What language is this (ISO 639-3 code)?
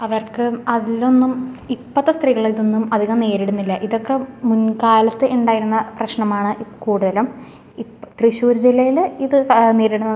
mal